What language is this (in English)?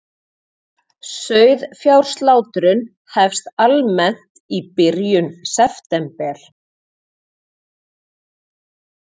Icelandic